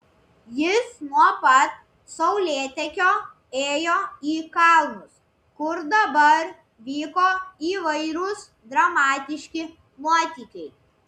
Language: Lithuanian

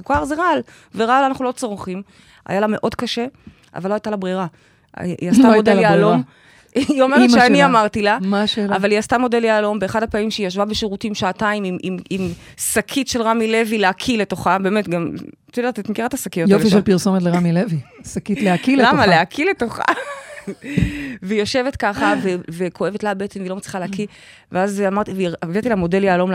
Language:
Hebrew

